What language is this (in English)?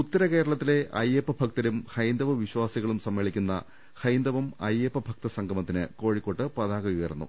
Malayalam